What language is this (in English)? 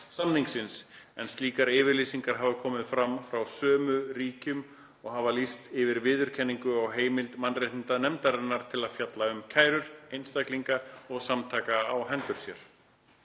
Icelandic